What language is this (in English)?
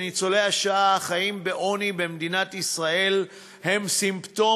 Hebrew